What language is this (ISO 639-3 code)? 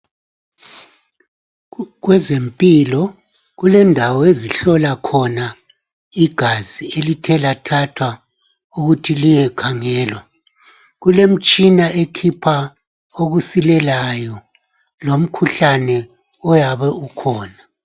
nde